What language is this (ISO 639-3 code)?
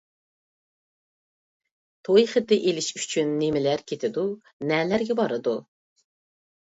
uig